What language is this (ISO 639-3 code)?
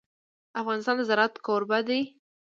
pus